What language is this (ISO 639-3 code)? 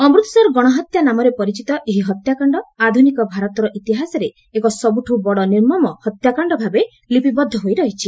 ori